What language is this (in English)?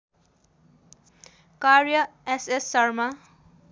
Nepali